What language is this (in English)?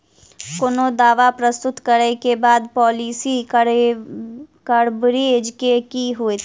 Maithili